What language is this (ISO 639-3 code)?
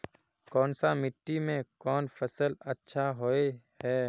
mag